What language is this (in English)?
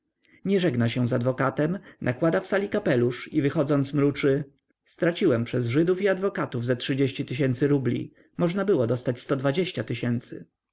Polish